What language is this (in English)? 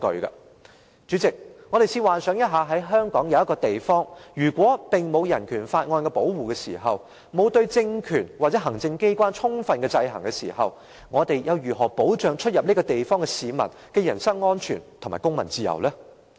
Cantonese